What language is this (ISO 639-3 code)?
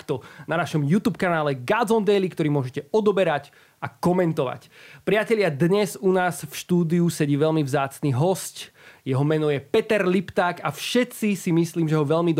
slk